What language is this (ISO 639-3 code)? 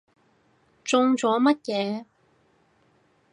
yue